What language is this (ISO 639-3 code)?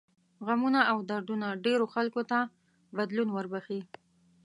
pus